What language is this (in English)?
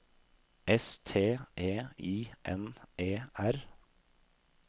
Norwegian